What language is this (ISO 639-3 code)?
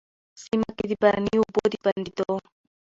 pus